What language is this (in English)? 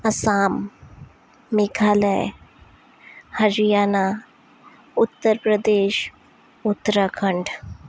Assamese